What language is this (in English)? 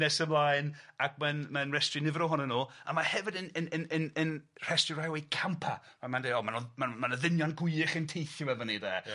Welsh